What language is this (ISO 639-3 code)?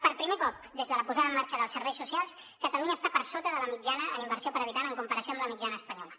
cat